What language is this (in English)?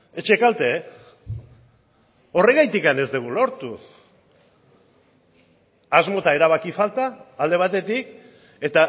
Basque